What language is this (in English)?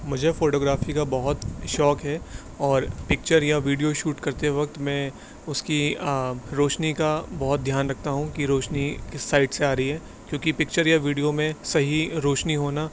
Urdu